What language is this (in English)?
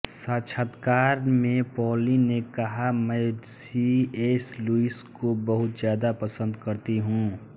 Hindi